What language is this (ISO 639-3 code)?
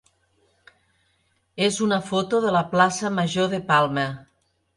cat